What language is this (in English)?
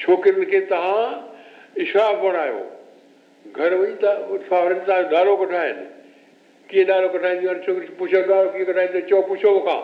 Hindi